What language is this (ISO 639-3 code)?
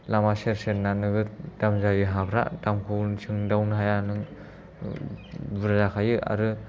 brx